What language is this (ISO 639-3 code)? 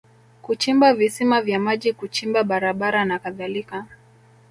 swa